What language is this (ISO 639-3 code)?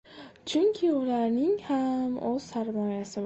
uzb